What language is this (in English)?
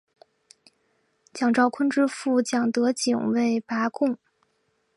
Chinese